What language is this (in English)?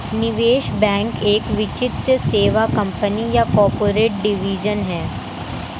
Hindi